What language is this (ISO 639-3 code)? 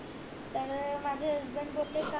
mar